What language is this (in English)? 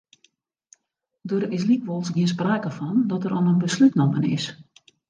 Western Frisian